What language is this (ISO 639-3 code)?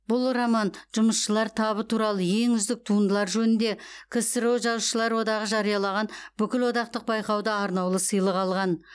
kaz